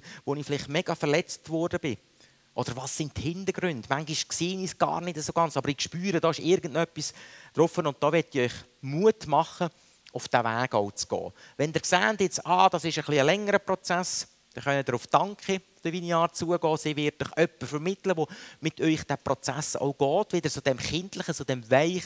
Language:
German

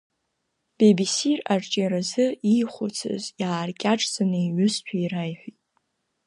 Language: Abkhazian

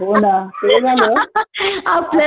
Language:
Marathi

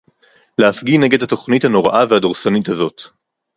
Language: Hebrew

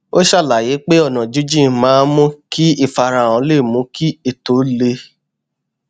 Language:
Yoruba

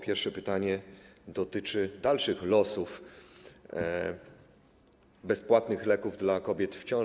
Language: Polish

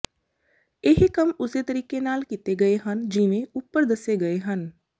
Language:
Punjabi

